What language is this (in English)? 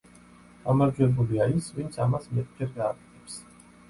Georgian